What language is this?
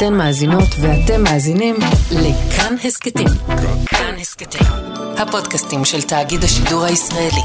Hebrew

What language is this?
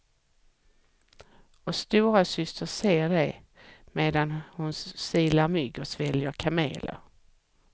Swedish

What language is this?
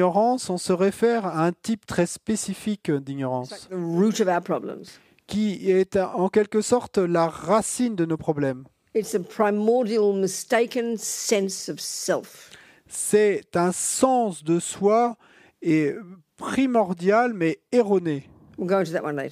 French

